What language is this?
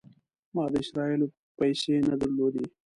Pashto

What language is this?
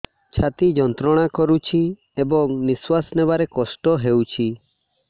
Odia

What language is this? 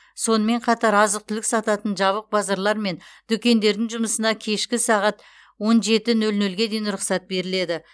Kazakh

